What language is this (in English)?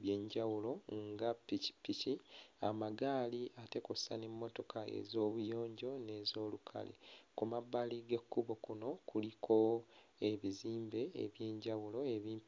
Ganda